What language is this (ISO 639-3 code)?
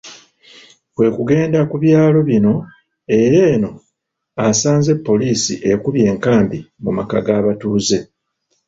lug